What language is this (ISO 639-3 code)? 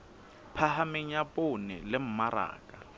sot